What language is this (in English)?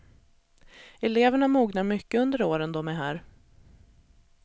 Swedish